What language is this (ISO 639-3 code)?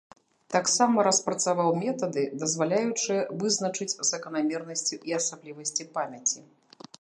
bel